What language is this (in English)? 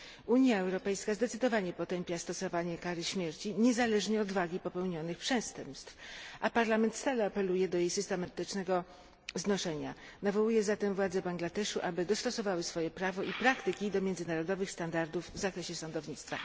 Polish